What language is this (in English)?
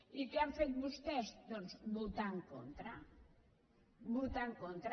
Catalan